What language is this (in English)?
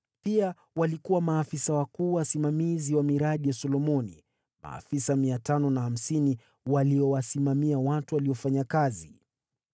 Swahili